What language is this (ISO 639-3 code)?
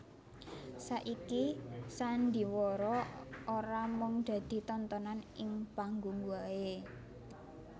jav